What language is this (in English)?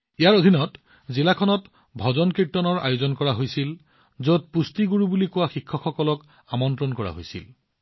Assamese